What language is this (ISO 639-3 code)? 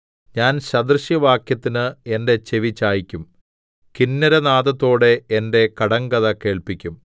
mal